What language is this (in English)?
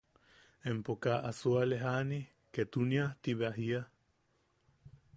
Yaqui